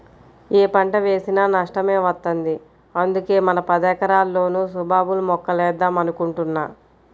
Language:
Telugu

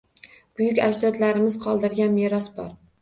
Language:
Uzbek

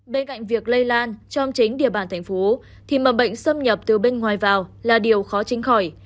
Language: Vietnamese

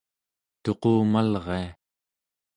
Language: Central Yupik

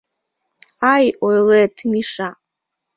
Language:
Mari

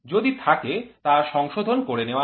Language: Bangla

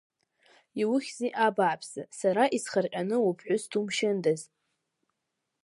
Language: Abkhazian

